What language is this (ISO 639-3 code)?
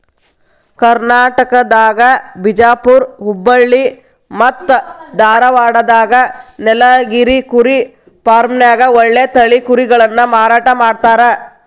kan